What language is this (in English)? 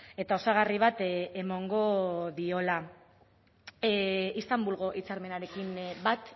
Basque